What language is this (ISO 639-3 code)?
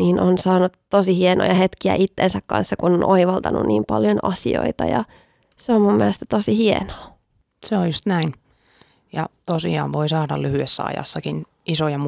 fin